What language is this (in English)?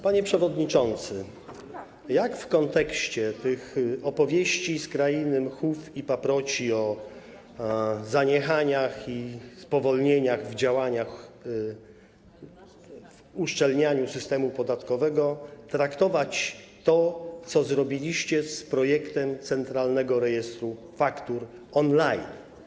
Polish